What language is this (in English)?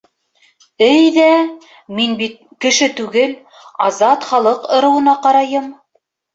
Bashkir